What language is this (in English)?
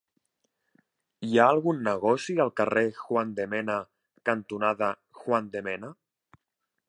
Catalan